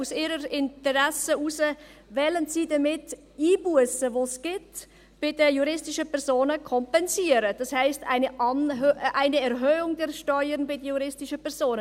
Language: Swiss German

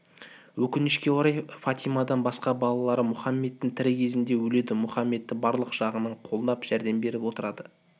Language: Kazakh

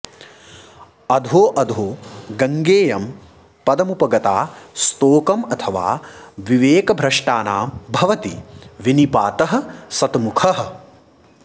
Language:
Sanskrit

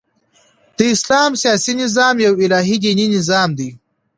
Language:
Pashto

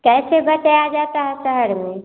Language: Hindi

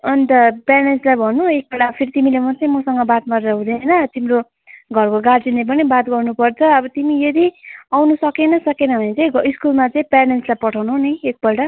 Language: Nepali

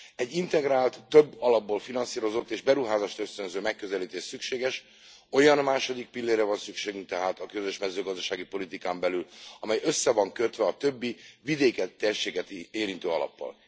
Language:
Hungarian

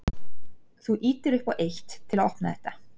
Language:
Icelandic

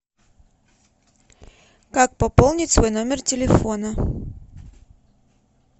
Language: Russian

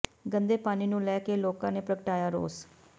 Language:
Punjabi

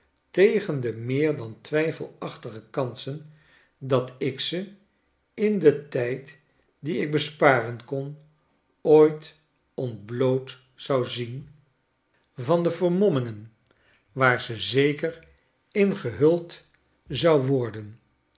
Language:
Dutch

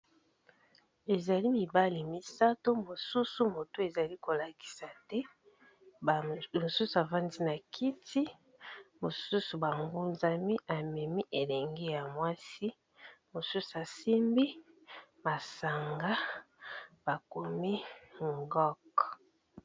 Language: Lingala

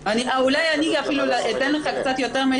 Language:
Hebrew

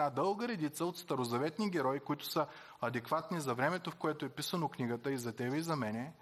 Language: Bulgarian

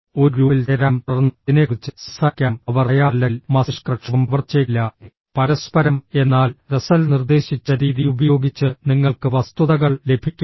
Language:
Malayalam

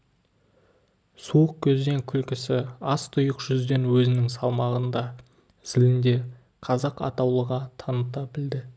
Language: Kazakh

